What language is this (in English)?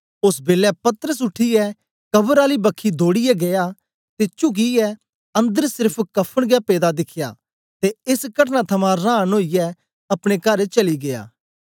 Dogri